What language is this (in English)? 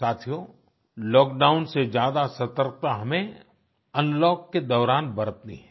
Hindi